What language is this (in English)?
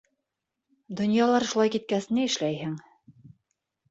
Bashkir